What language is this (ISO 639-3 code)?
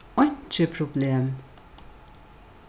fao